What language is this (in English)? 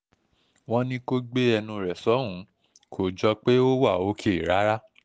Yoruba